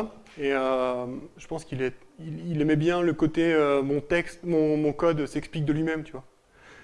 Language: French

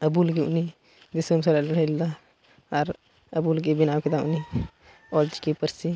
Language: Santali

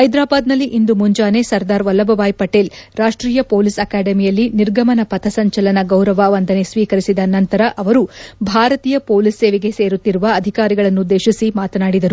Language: Kannada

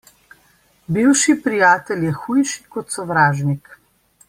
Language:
Slovenian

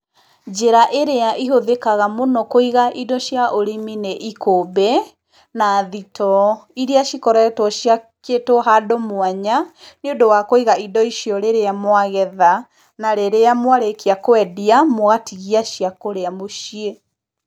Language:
Kikuyu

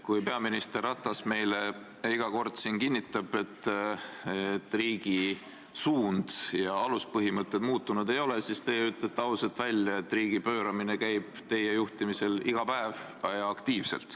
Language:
Estonian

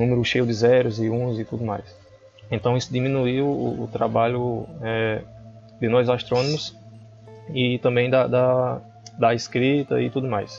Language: Portuguese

